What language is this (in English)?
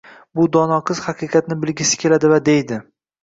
Uzbek